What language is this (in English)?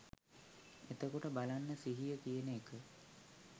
Sinhala